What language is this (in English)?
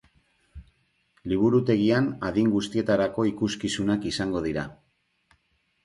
Basque